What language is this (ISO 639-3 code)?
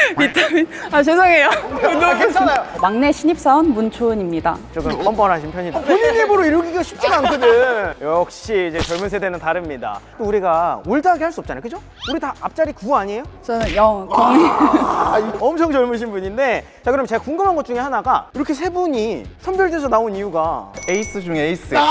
kor